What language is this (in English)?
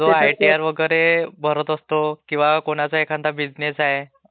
Marathi